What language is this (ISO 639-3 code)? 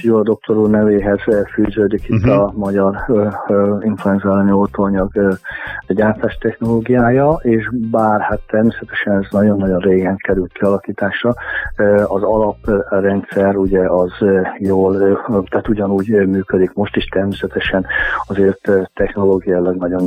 hun